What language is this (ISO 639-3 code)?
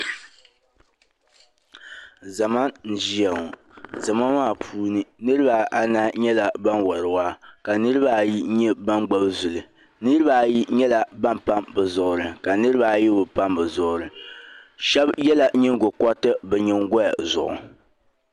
dag